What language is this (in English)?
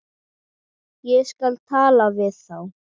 Icelandic